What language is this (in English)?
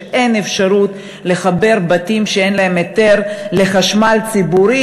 Hebrew